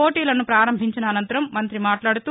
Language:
Telugu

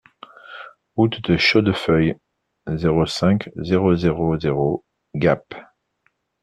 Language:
French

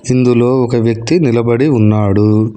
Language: Telugu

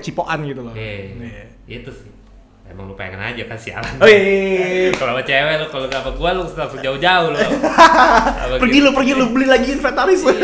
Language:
Indonesian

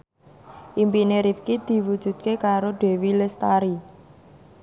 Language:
Javanese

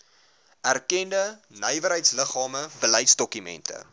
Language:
Afrikaans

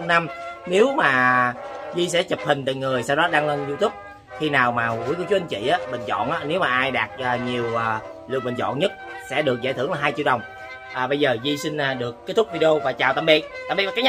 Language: Vietnamese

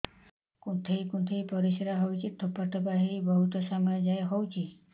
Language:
Odia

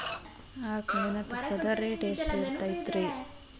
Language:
Kannada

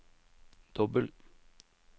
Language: Norwegian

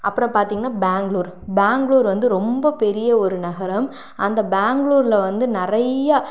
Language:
Tamil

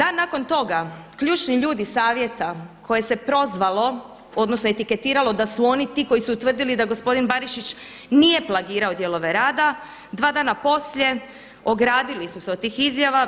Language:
Croatian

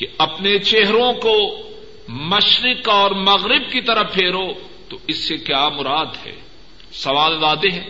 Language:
Urdu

